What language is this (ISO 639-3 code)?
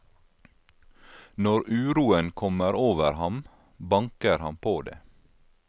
nor